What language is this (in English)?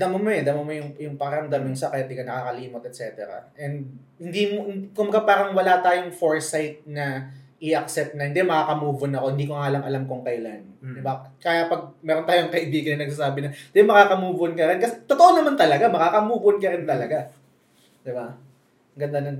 Filipino